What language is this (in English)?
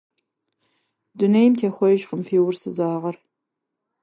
Kabardian